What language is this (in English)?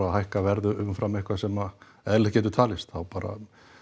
Icelandic